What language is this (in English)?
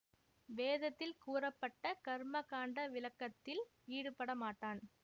Tamil